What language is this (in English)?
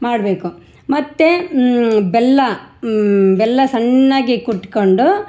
Kannada